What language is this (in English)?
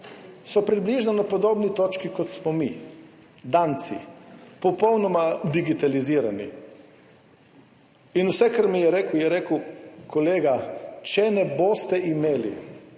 Slovenian